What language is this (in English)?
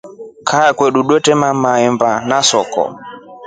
Rombo